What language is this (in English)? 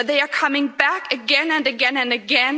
English